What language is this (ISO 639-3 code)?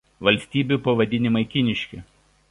lit